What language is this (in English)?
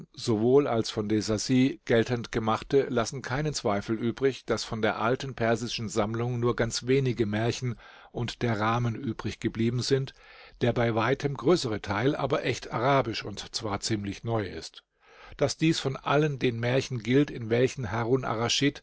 German